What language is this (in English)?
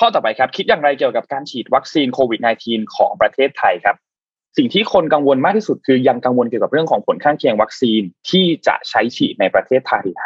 Thai